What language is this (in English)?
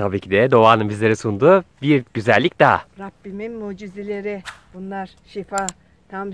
Turkish